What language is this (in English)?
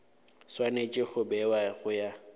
Northern Sotho